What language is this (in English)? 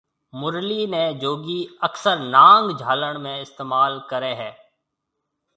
Marwari (Pakistan)